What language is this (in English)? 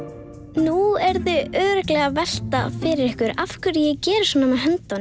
Icelandic